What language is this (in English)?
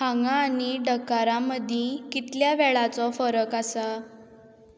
Konkani